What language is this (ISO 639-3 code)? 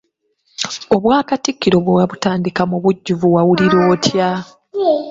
lug